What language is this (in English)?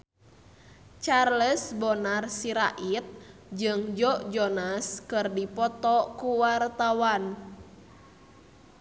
Sundanese